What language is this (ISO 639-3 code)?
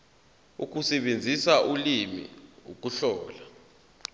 zul